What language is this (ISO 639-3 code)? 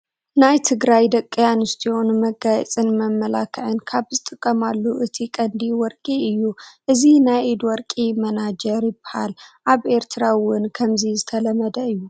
tir